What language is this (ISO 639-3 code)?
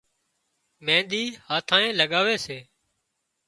kxp